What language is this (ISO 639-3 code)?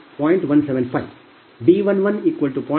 kan